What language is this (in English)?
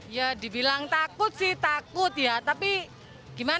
Indonesian